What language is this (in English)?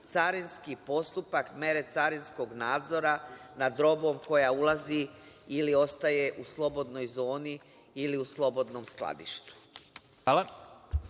Serbian